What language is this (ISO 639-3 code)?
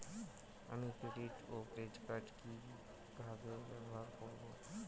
ben